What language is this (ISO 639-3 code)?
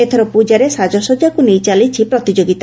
ori